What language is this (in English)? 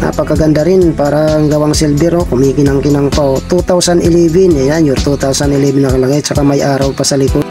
Filipino